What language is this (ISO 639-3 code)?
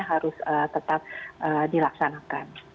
ind